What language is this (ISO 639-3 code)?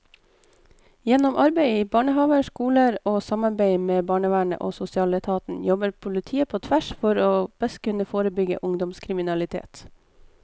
nor